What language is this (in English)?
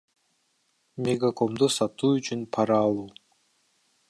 Kyrgyz